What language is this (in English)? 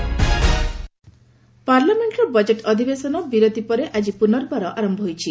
Odia